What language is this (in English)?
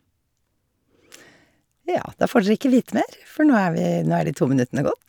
Norwegian